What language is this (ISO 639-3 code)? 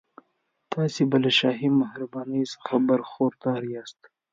pus